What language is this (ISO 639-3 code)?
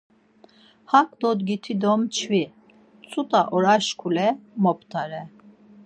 lzz